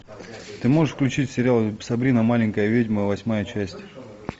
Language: Russian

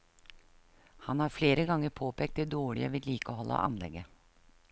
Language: Norwegian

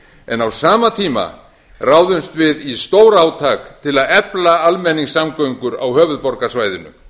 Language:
Icelandic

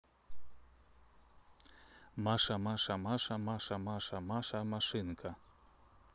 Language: Russian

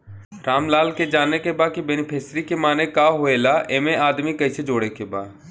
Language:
Bhojpuri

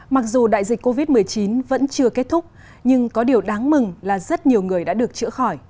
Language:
Vietnamese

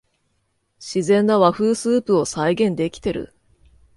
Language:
Japanese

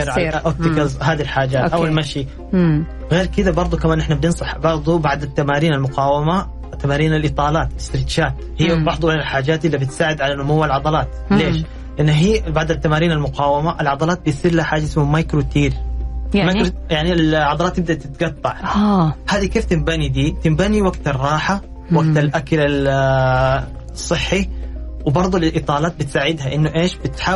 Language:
Arabic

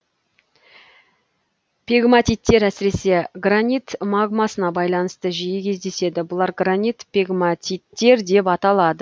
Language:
Kazakh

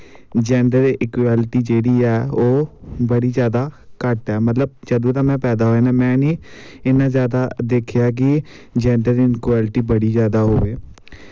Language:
Dogri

